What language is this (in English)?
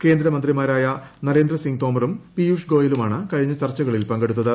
Malayalam